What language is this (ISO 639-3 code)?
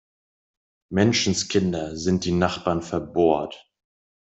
deu